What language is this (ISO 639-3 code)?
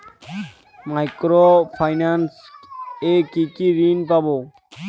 ben